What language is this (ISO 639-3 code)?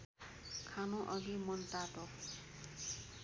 nep